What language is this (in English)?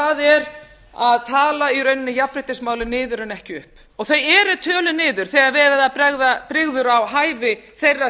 Icelandic